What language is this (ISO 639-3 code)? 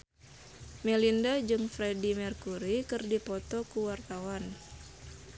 sun